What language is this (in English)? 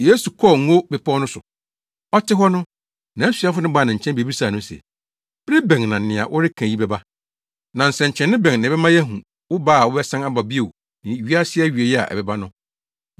Akan